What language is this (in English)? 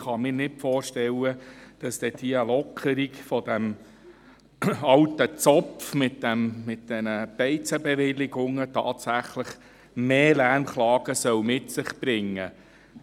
Swiss German